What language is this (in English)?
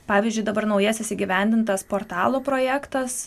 Lithuanian